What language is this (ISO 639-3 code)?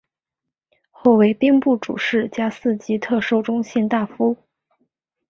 zho